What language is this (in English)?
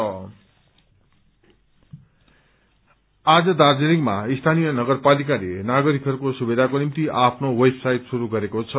Nepali